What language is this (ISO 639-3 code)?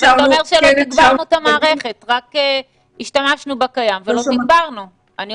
heb